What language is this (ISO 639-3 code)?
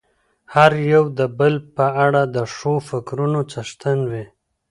pus